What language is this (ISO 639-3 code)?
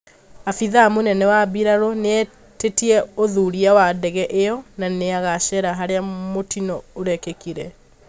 kik